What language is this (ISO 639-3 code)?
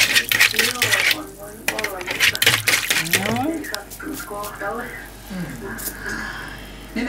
fin